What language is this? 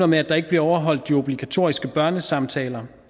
Danish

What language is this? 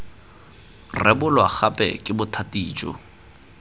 Tswana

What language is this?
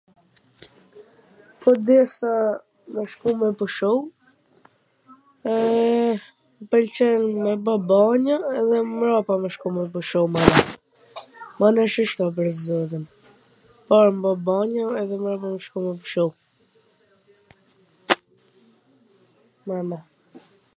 Gheg Albanian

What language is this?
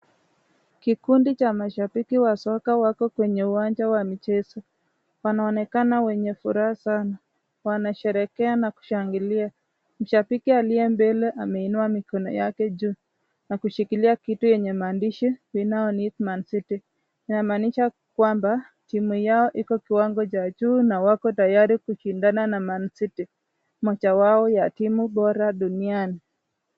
Swahili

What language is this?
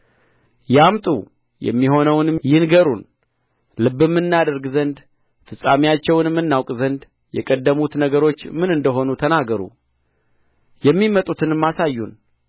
Amharic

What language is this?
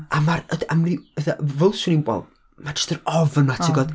Welsh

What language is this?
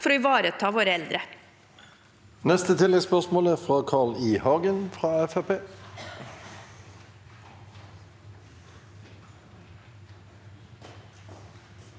Norwegian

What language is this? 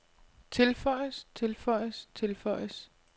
Danish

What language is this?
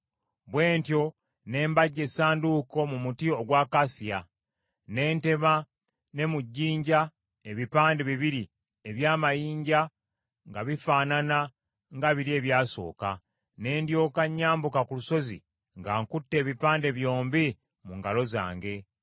Ganda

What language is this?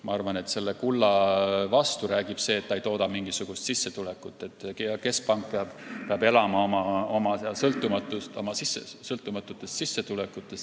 Estonian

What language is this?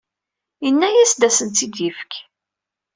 Kabyle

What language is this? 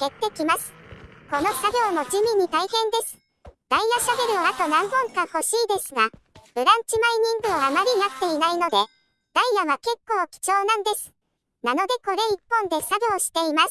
Japanese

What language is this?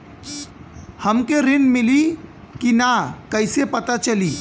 Bhojpuri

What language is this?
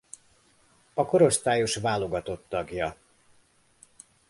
Hungarian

